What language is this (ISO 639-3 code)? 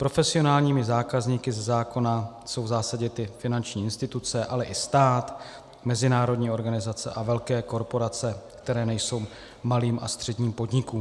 ces